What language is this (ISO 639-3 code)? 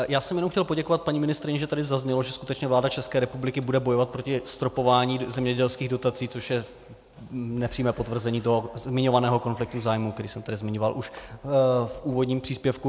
ces